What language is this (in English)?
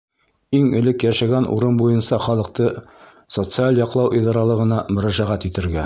Bashkir